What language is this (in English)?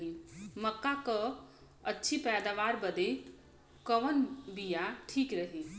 Bhojpuri